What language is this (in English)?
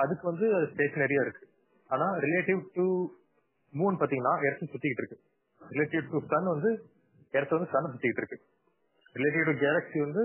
Tamil